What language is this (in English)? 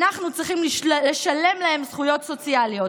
Hebrew